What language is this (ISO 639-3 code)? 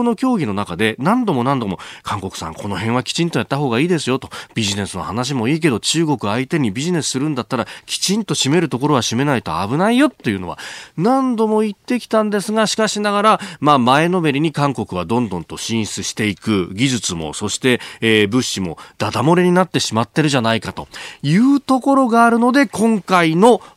jpn